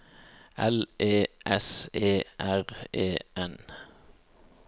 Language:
Norwegian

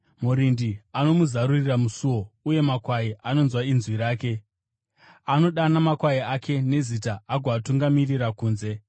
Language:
Shona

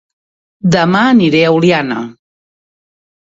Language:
Catalan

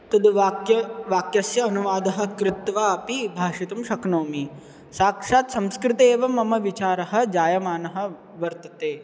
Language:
Sanskrit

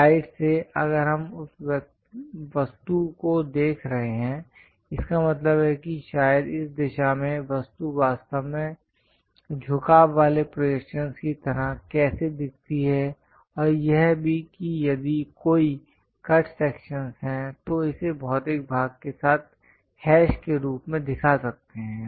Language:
Hindi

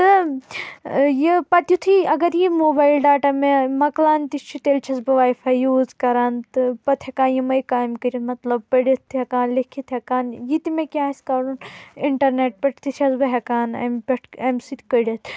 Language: Kashmiri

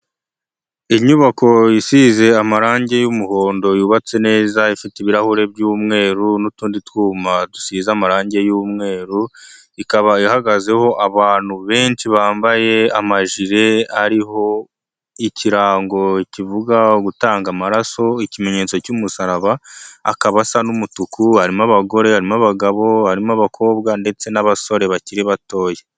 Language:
Kinyarwanda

